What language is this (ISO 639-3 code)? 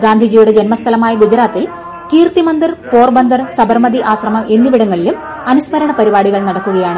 mal